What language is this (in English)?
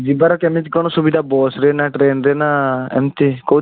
Odia